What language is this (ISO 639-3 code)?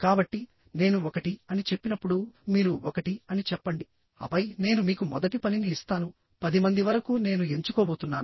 tel